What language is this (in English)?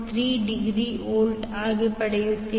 Kannada